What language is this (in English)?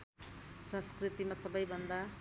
Nepali